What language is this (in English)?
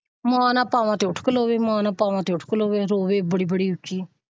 Punjabi